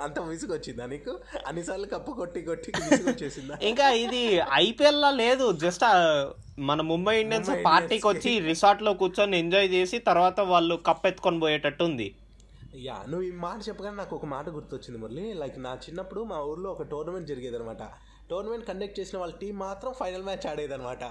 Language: Telugu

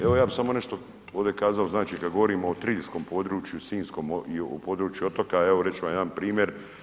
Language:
Croatian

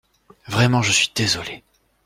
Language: French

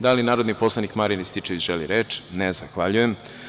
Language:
Serbian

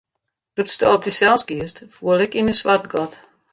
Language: Western Frisian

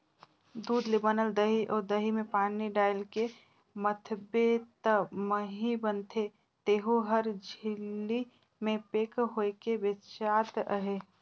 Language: Chhattisgarhi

